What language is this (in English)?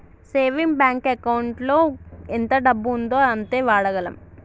Telugu